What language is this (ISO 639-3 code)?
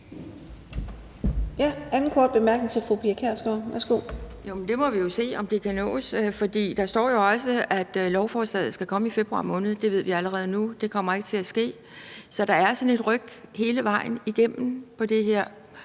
dan